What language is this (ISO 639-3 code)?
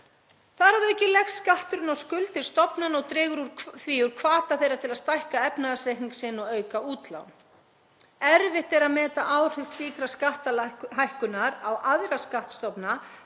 isl